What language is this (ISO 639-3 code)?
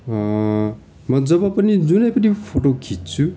nep